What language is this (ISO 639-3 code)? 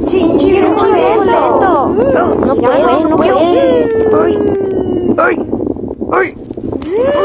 spa